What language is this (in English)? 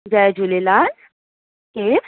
Sindhi